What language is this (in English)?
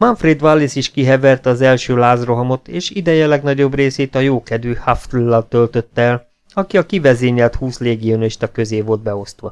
Hungarian